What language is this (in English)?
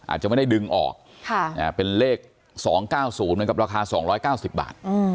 Thai